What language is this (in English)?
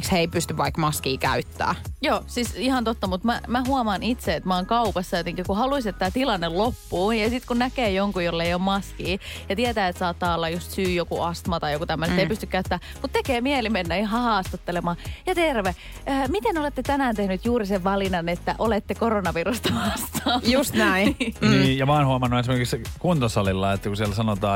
Finnish